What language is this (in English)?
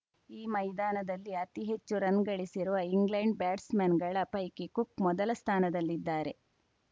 Kannada